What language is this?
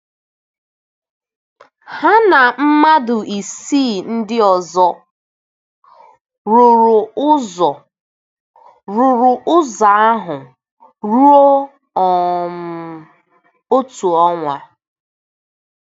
Igbo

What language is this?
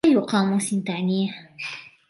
Arabic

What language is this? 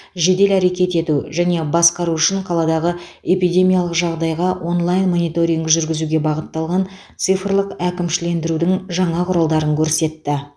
Kazakh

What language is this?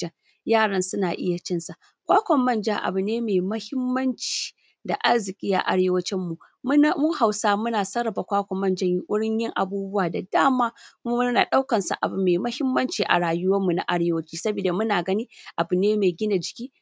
Hausa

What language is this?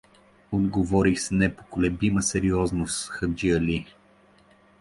Bulgarian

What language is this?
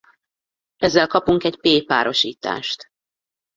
Hungarian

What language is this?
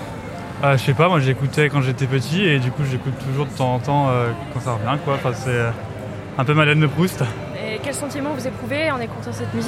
French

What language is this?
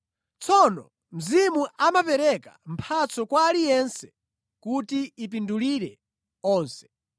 Nyanja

